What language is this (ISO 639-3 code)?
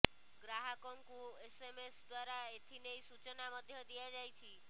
ori